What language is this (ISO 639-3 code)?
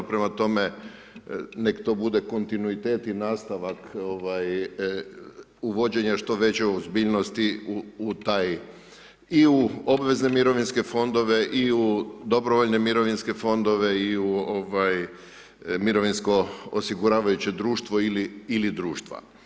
hrv